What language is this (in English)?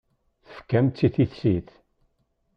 Kabyle